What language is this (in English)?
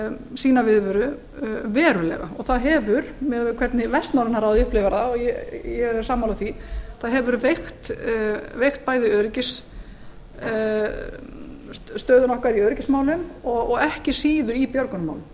Icelandic